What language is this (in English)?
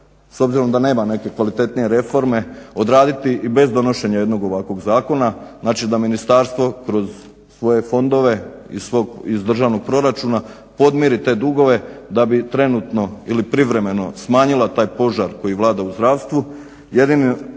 Croatian